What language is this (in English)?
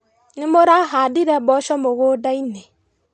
Kikuyu